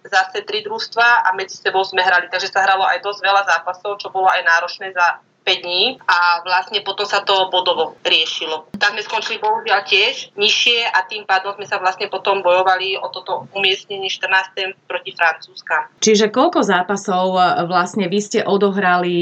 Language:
Slovak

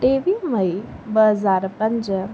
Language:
Sindhi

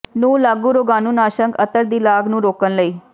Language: Punjabi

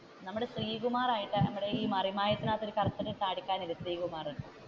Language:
Malayalam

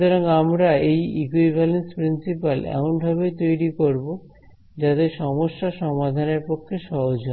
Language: Bangla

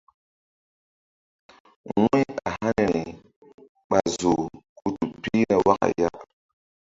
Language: Mbum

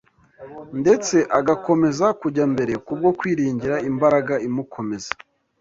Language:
Kinyarwanda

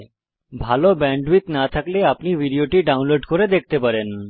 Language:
Bangla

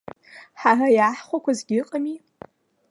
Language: Abkhazian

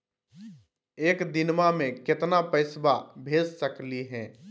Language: Magahi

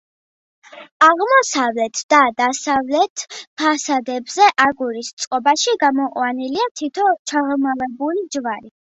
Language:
Georgian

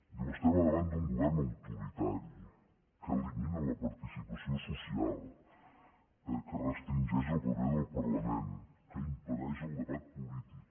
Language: Catalan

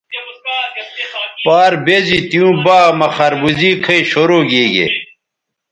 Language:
Bateri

